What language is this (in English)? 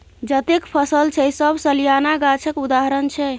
Maithili